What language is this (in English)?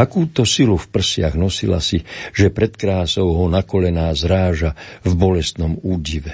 Slovak